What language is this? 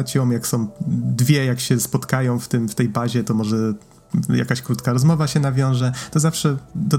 Polish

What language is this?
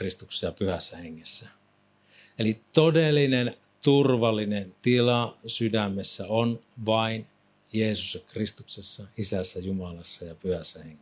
Finnish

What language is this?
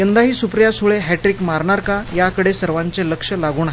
Marathi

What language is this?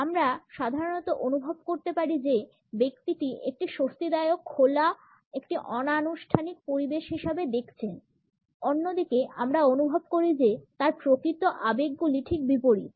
Bangla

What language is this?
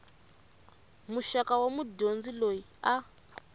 Tsonga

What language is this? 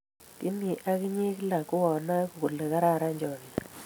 Kalenjin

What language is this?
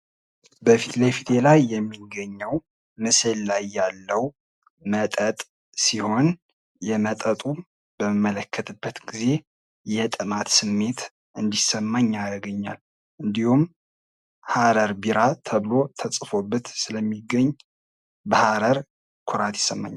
Amharic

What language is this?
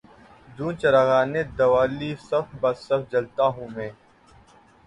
Urdu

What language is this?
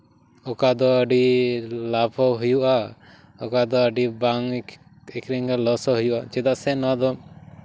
Santali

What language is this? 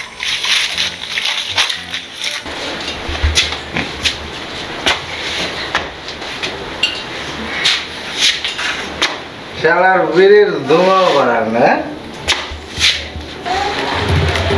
Bangla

